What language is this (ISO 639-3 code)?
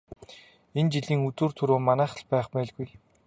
mon